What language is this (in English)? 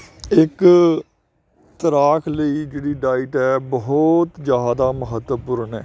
Punjabi